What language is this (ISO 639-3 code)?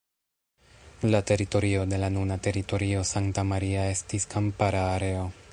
epo